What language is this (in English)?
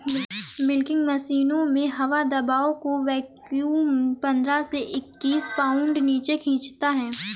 Hindi